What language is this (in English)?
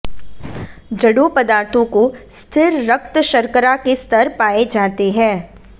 Hindi